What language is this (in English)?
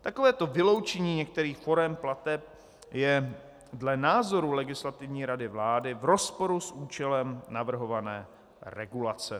Czech